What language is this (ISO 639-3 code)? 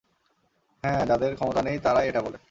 ben